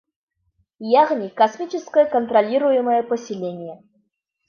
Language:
Bashkir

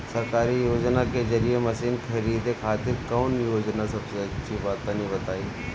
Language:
Bhojpuri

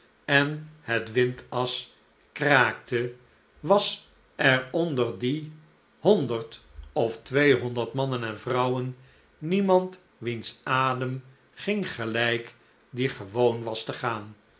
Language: Dutch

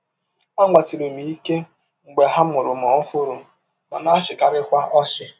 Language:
Igbo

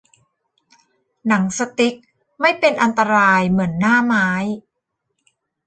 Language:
Thai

